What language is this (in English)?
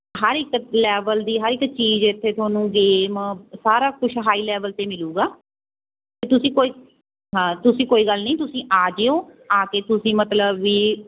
Punjabi